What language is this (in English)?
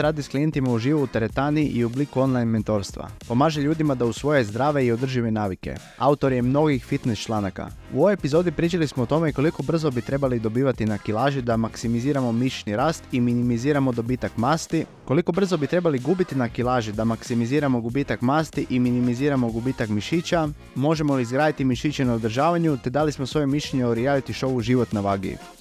Croatian